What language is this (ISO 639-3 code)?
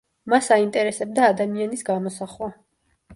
kat